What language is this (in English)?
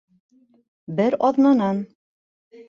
Bashkir